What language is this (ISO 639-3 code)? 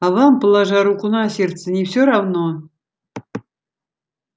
rus